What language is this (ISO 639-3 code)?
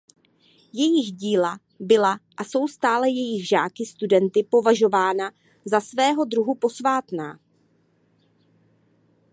ces